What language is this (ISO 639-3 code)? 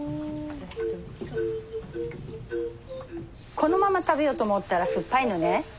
jpn